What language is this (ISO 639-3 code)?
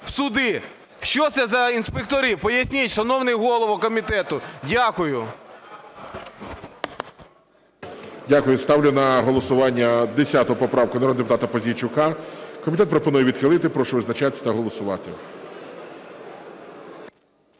ukr